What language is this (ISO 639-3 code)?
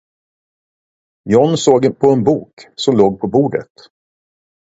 swe